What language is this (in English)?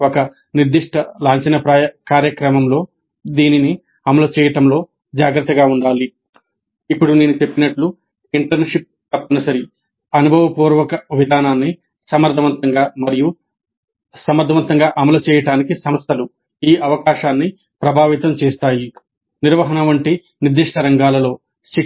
Telugu